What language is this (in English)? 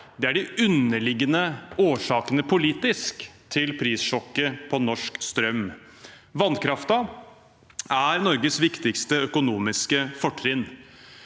Norwegian